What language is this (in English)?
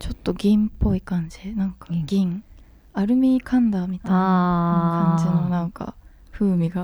Japanese